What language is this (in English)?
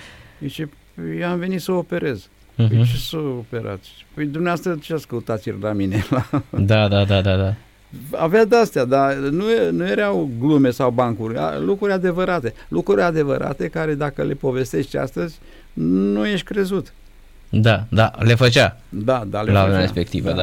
Romanian